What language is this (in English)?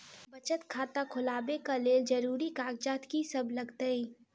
Maithili